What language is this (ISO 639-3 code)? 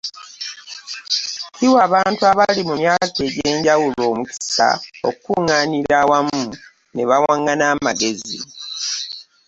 lug